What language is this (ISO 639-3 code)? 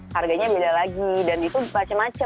ind